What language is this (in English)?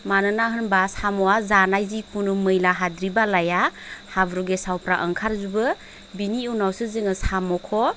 Bodo